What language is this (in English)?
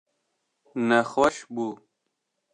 Kurdish